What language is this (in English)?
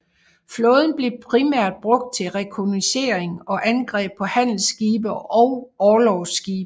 Danish